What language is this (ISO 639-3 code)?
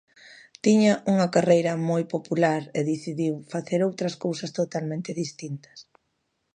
glg